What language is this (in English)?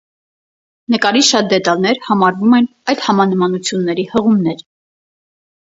Armenian